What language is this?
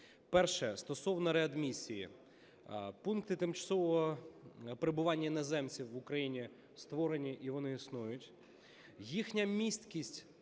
Ukrainian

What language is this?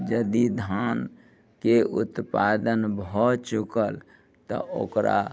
Maithili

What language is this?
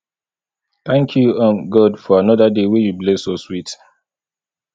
Nigerian Pidgin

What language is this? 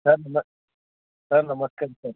Kannada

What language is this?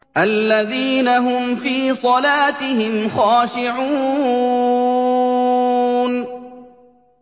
Arabic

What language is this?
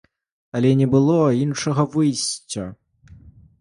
Belarusian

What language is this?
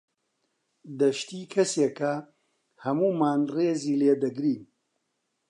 Central Kurdish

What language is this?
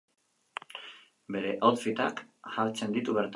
Basque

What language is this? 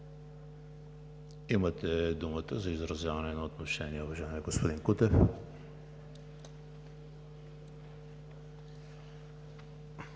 Bulgarian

